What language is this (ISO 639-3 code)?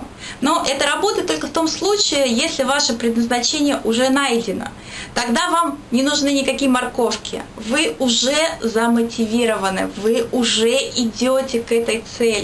rus